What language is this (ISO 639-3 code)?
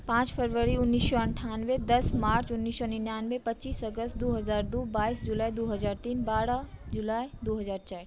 mai